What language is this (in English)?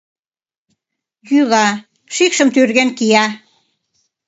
Mari